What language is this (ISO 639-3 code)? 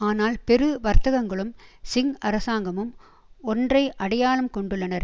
tam